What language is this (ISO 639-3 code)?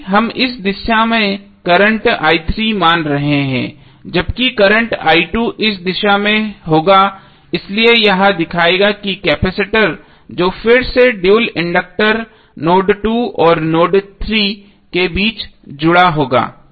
hin